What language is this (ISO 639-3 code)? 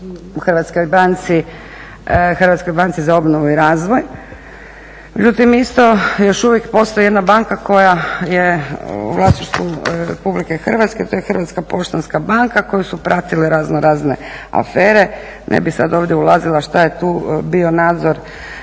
hrv